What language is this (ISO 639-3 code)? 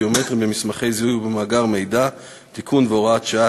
heb